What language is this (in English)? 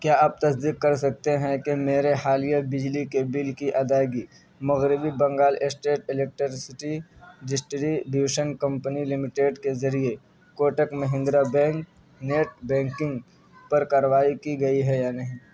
Urdu